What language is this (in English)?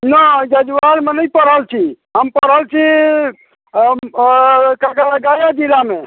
Maithili